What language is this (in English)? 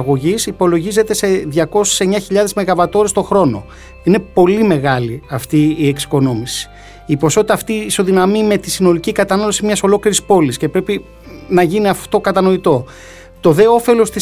Greek